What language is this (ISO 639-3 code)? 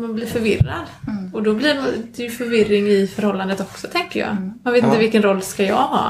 swe